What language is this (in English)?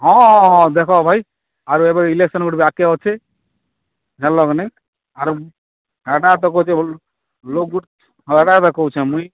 Odia